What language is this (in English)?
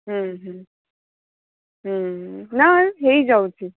Odia